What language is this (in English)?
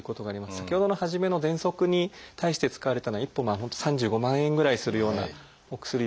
Japanese